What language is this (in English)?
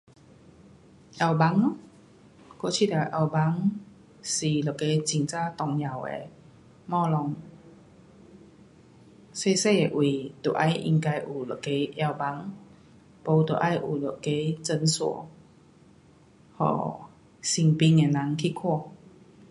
Pu-Xian Chinese